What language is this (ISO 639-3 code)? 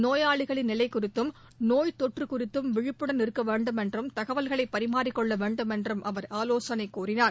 tam